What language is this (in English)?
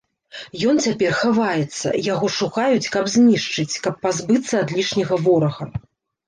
Belarusian